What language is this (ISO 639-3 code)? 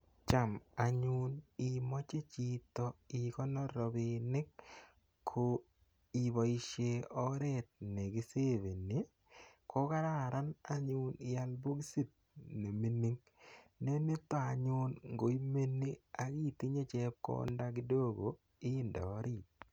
kln